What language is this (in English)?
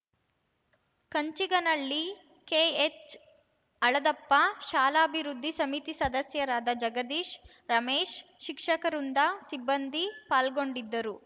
Kannada